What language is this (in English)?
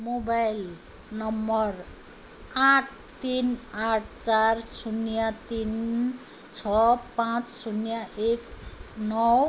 Nepali